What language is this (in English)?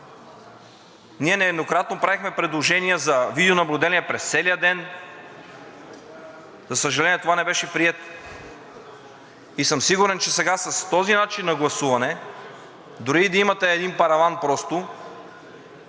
Bulgarian